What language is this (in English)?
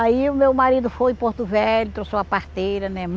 Portuguese